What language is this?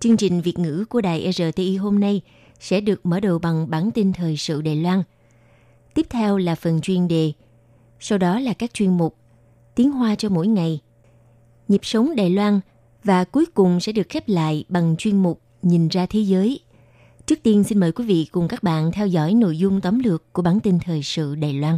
Vietnamese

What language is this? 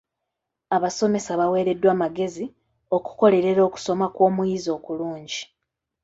Ganda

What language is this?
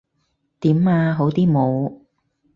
Cantonese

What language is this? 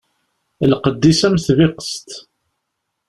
Kabyle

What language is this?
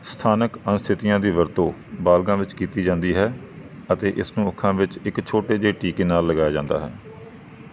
Punjabi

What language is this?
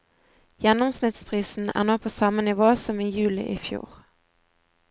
Norwegian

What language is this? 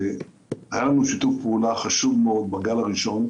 Hebrew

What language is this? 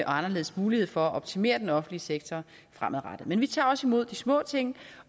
Danish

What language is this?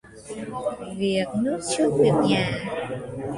Vietnamese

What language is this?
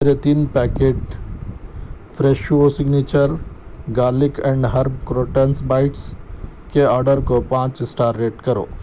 Urdu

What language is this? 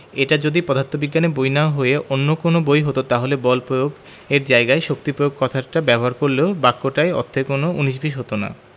Bangla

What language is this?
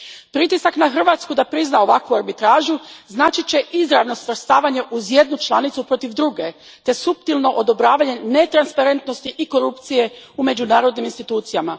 Croatian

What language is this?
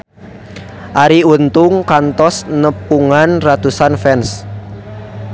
Sundanese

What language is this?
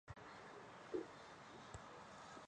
Chinese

